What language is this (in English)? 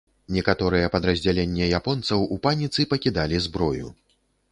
Belarusian